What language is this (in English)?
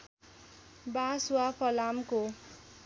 Nepali